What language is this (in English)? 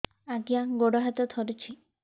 Odia